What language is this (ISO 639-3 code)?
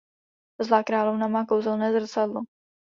ces